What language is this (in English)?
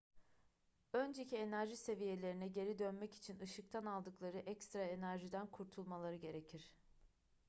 Turkish